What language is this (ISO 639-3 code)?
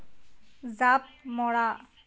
asm